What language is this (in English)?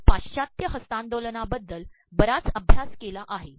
Marathi